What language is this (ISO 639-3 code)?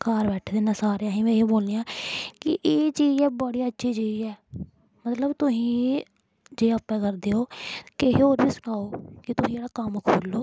doi